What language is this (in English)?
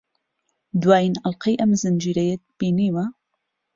Central Kurdish